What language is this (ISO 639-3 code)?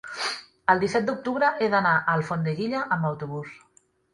cat